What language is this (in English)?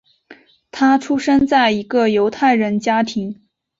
Chinese